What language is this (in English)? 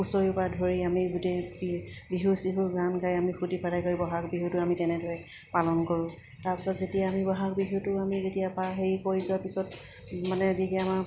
Assamese